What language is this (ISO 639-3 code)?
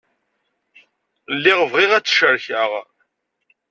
kab